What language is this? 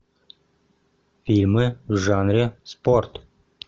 Russian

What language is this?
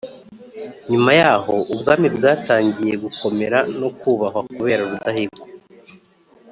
Kinyarwanda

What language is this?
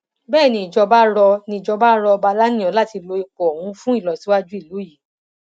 Yoruba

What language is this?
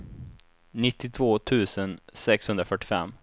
Swedish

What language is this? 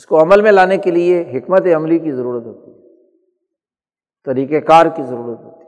Urdu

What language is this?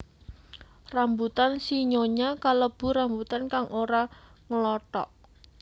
Javanese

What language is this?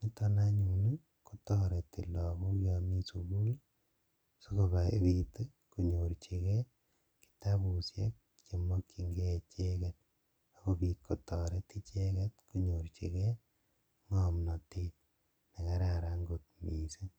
Kalenjin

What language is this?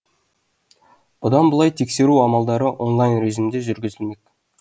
Kazakh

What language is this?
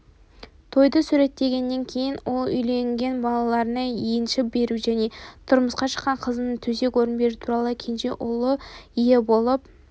Kazakh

